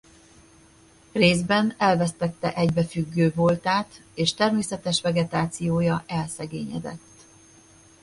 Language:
Hungarian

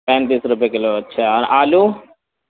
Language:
Urdu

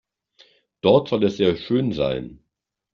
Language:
German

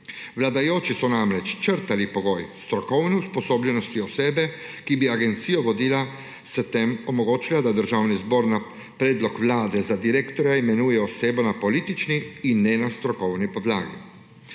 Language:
Slovenian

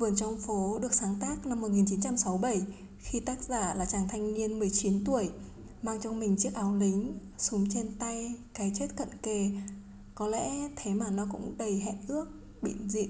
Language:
Vietnamese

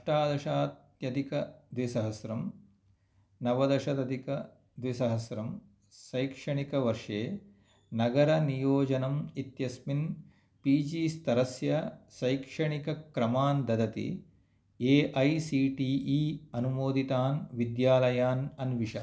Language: Sanskrit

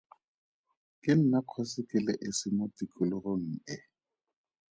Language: Tswana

